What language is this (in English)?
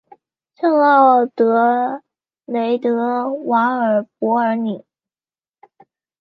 Chinese